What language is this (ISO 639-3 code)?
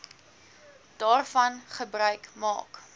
afr